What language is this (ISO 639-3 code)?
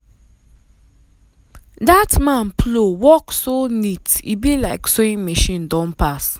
pcm